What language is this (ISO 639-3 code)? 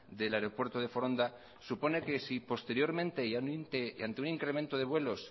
spa